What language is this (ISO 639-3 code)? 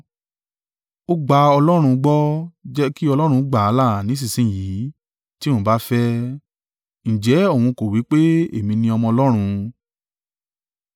yor